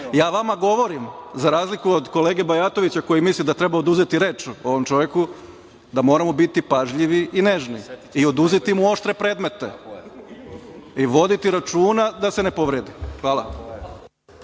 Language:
Serbian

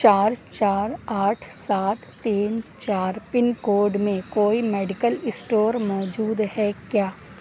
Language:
Urdu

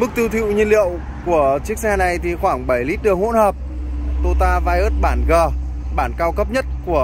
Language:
Vietnamese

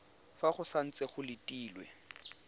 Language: Tswana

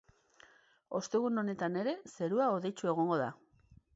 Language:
Basque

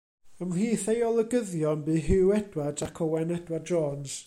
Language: Welsh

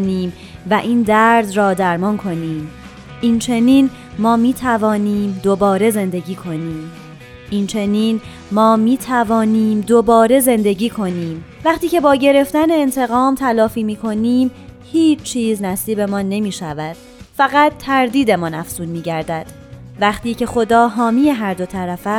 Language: Persian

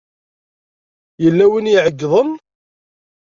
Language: Kabyle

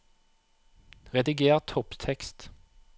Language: Norwegian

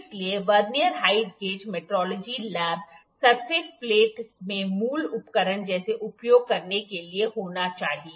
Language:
Hindi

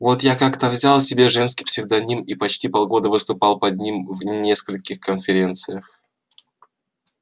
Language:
Russian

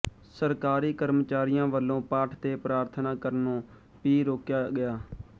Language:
Punjabi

